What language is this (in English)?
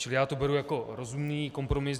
Czech